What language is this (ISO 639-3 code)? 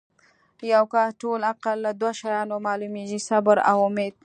pus